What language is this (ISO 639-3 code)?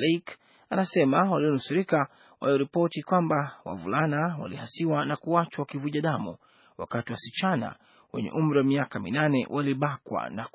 swa